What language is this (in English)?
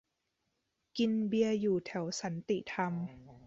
Thai